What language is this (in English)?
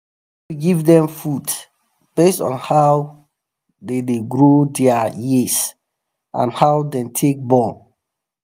Nigerian Pidgin